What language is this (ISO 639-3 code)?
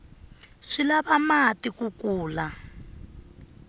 tso